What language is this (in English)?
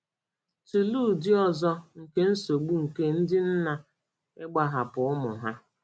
Igbo